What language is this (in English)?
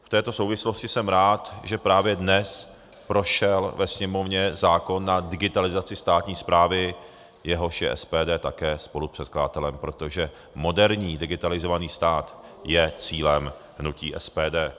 Czech